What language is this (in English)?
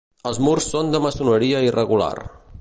Catalan